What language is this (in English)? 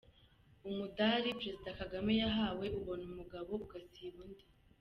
Kinyarwanda